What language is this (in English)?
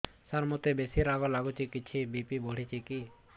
Odia